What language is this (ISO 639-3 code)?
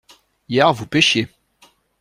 fra